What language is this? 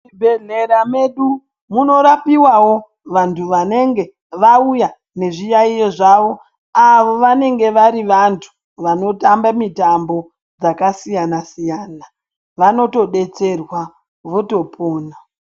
Ndau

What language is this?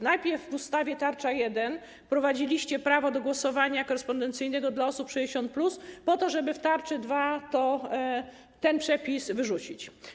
Polish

